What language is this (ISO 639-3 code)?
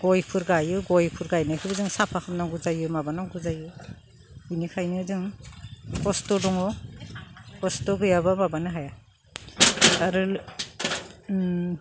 brx